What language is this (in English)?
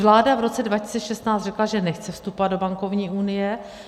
Czech